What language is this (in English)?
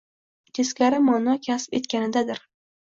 Uzbek